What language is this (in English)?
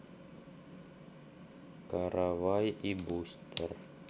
Russian